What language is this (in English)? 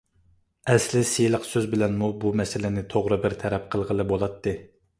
Uyghur